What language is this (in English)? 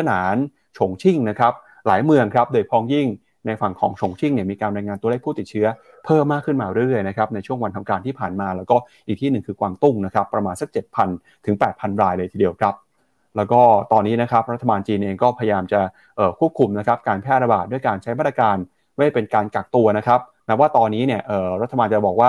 Thai